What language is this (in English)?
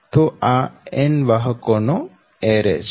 Gujarati